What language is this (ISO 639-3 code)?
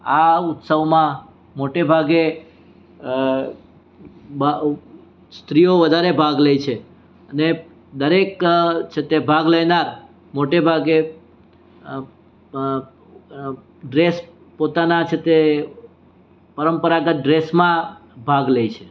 guj